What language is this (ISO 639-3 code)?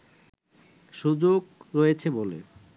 ben